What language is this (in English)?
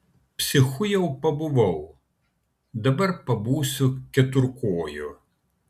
Lithuanian